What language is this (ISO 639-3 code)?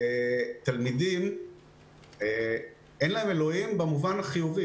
heb